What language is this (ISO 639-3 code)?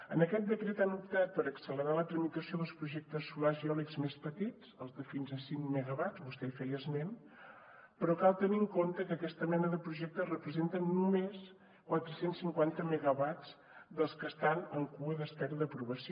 cat